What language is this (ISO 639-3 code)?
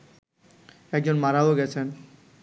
ben